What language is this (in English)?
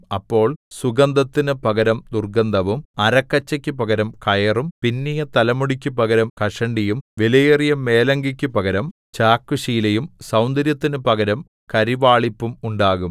Malayalam